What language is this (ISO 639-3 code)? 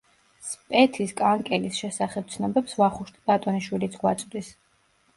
kat